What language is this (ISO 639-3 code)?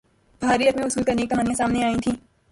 urd